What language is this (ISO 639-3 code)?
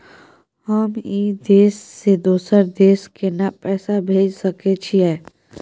mai